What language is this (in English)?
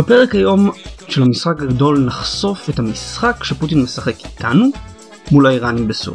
Hebrew